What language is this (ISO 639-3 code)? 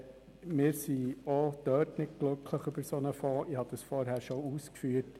gsw